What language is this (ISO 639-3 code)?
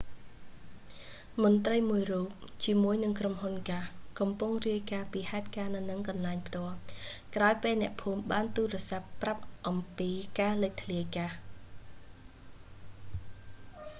khm